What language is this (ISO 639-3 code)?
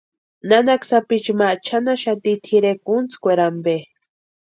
pua